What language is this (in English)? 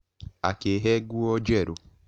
Kikuyu